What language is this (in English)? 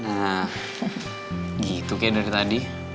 Indonesian